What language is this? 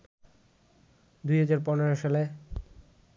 Bangla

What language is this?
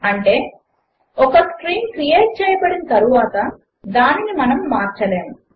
Telugu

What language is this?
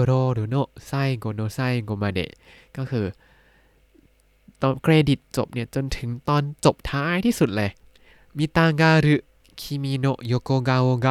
Thai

